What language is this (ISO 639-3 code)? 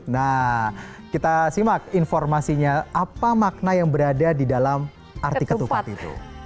ind